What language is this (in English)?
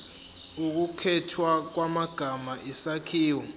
Zulu